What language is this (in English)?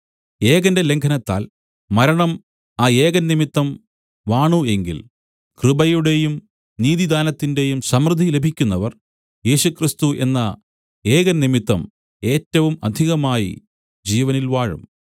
Malayalam